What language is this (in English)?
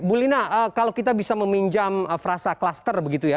Indonesian